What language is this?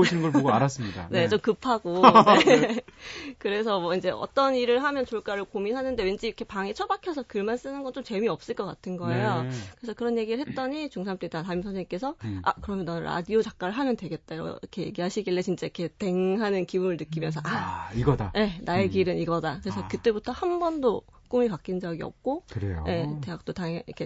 Korean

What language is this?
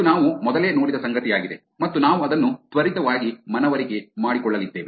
Kannada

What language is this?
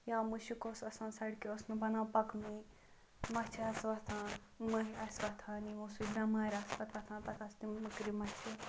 Kashmiri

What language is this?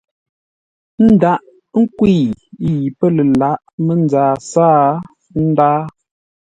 Ngombale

